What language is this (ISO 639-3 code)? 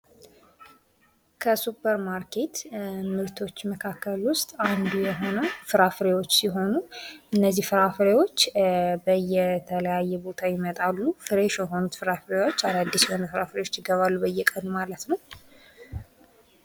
amh